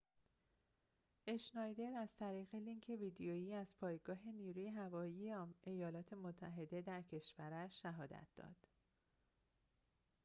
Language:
Persian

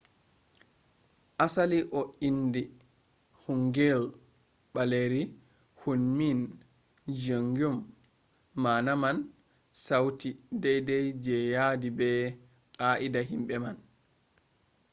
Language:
Fula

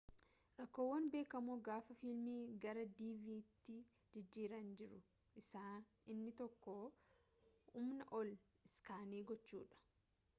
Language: Oromo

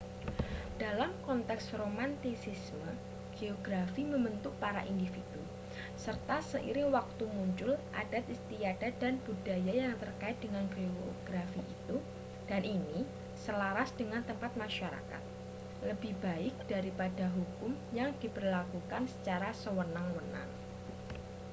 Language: Indonesian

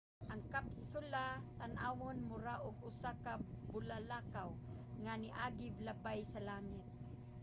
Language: Cebuano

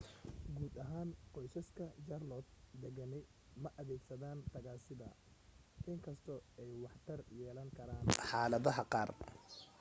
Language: Somali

